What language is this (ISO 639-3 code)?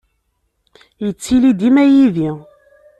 kab